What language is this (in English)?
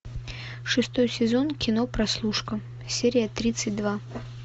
Russian